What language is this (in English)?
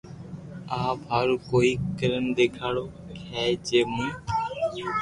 Loarki